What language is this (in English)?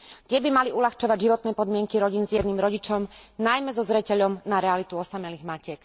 Slovak